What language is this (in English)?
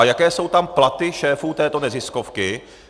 Czech